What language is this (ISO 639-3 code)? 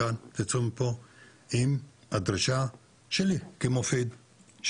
heb